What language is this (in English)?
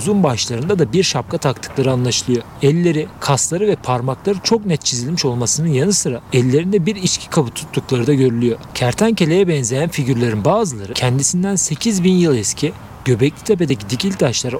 Turkish